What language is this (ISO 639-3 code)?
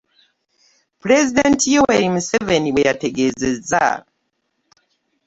lug